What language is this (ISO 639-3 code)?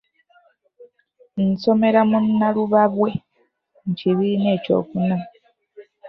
lug